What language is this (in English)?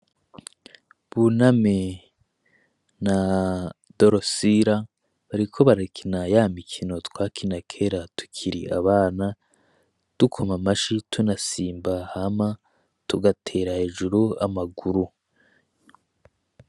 Rundi